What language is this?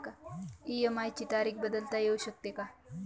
Marathi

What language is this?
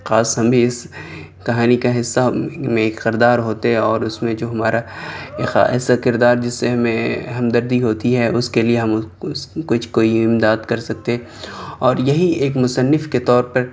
Urdu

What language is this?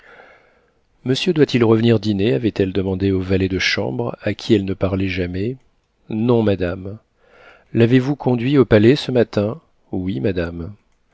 French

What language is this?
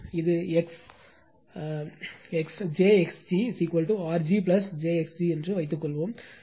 Tamil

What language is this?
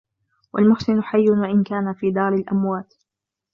Arabic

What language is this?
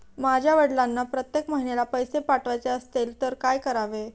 Marathi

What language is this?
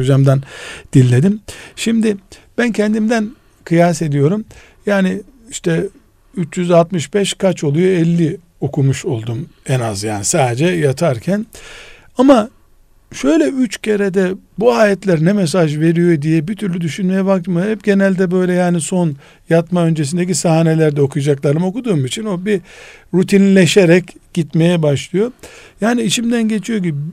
Turkish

